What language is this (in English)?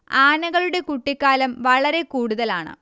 Malayalam